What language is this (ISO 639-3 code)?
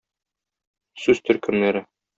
tat